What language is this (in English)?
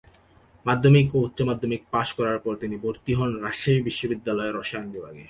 Bangla